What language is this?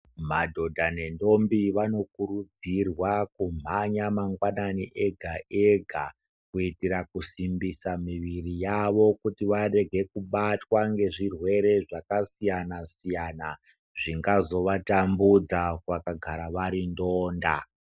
Ndau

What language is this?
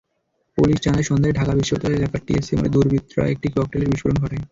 Bangla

